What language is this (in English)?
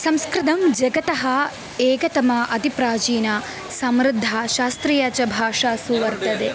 Sanskrit